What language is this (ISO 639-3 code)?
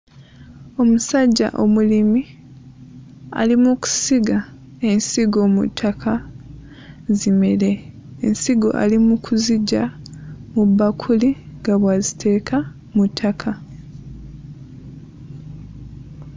lug